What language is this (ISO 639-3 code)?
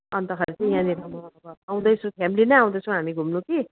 nep